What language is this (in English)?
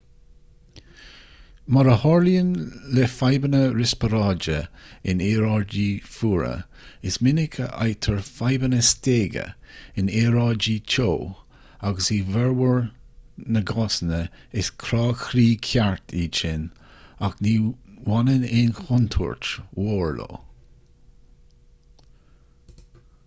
Irish